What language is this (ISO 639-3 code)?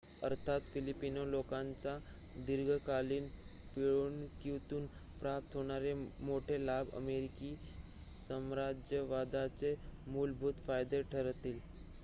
mar